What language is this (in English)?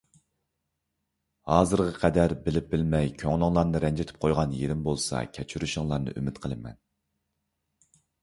Uyghur